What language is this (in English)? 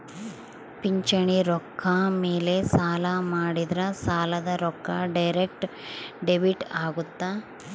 Kannada